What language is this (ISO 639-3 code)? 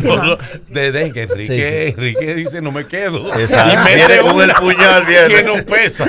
spa